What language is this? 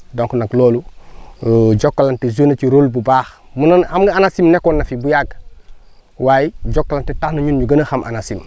Wolof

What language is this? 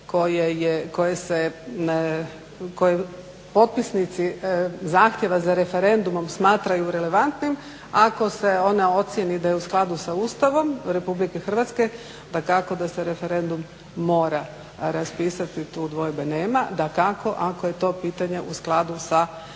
Croatian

